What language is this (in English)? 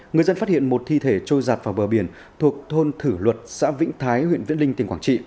Vietnamese